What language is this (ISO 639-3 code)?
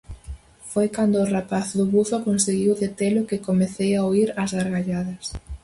glg